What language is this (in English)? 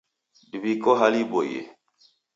Taita